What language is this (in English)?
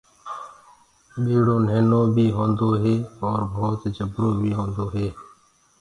Gurgula